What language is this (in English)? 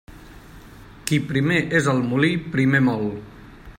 Catalan